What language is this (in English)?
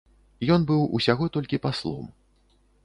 Belarusian